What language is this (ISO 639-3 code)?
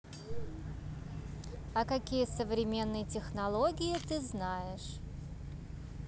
rus